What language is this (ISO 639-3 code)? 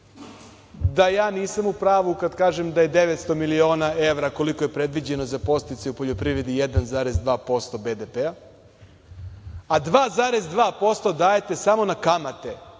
srp